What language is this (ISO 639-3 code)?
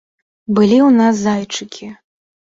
bel